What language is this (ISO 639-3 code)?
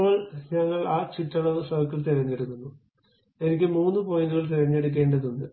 mal